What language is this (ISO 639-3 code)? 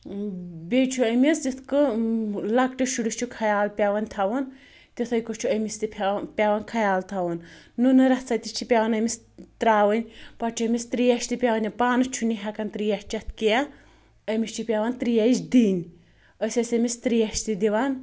kas